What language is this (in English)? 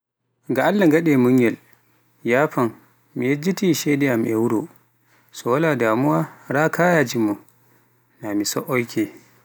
Pular